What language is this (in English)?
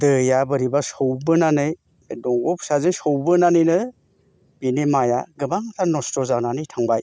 Bodo